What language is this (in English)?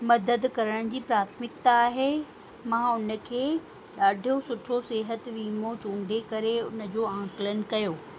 Sindhi